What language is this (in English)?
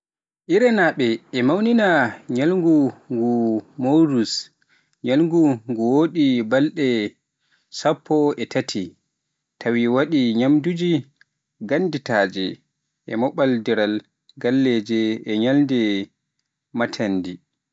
Pular